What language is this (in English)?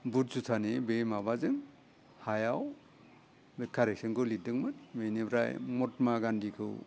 Bodo